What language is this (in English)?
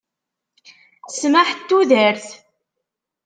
Kabyle